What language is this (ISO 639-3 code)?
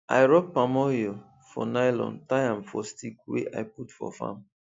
pcm